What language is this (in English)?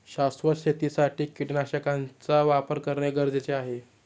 Marathi